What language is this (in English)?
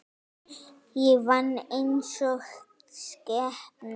Icelandic